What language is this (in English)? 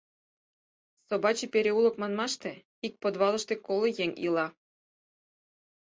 Mari